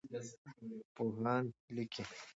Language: Pashto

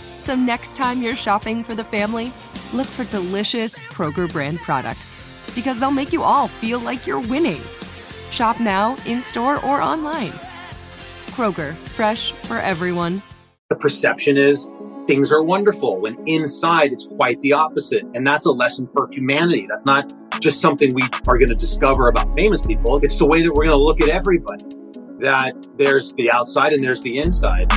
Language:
English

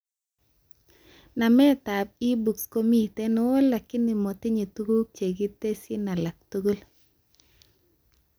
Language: Kalenjin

